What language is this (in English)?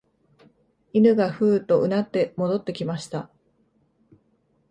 Japanese